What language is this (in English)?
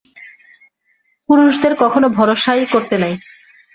Bangla